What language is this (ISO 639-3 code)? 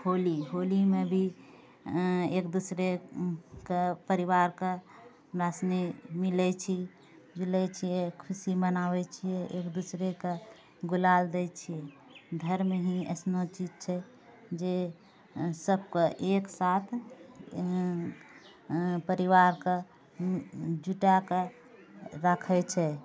mai